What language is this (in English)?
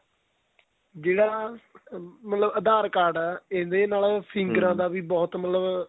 Punjabi